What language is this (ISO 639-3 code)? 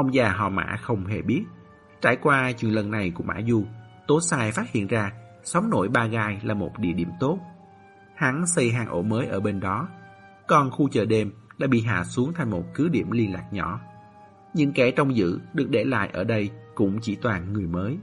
vie